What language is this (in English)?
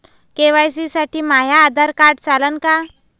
Marathi